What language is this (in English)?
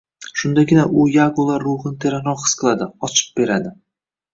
Uzbek